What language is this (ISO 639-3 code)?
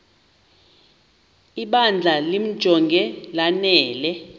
xho